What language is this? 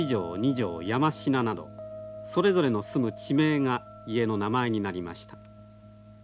Japanese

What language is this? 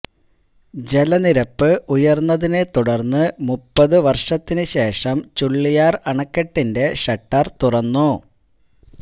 Malayalam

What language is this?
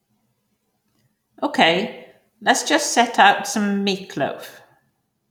English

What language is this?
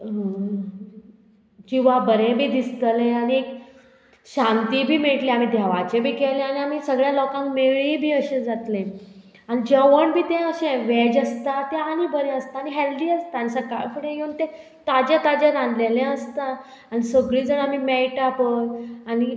Konkani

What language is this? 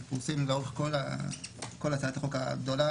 Hebrew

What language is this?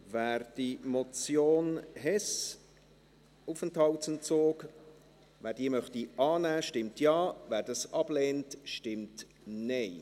Swiss German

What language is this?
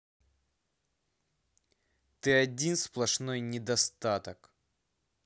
Russian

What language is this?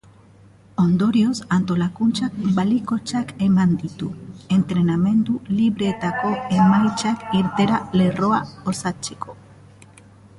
Basque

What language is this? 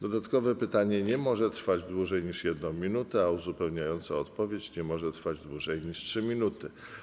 Polish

